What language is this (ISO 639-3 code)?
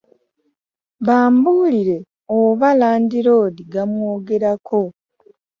lug